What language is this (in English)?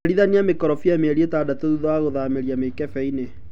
Kikuyu